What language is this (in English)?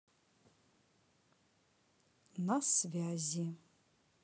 Russian